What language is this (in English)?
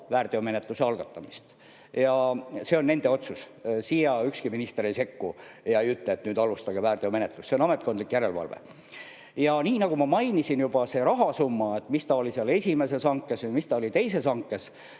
Estonian